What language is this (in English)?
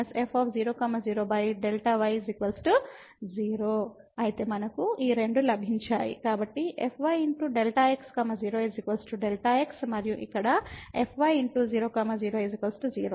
Telugu